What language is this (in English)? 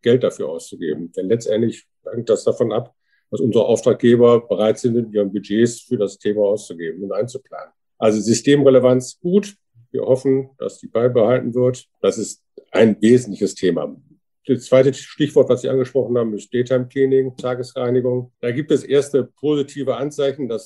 German